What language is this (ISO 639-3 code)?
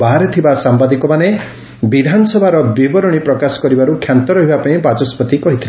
ori